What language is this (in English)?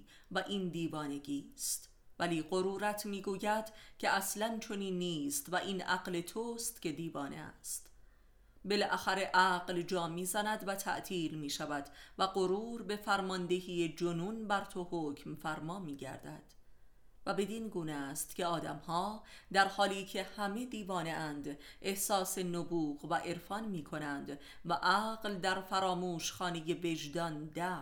Persian